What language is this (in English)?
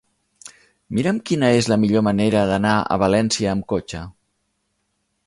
Catalan